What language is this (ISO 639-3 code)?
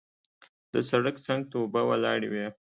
pus